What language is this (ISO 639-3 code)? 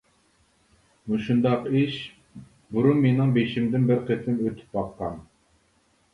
uig